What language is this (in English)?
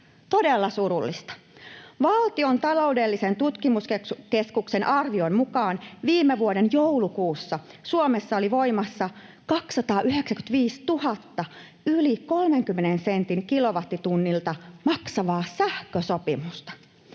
Finnish